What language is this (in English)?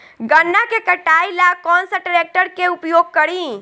Bhojpuri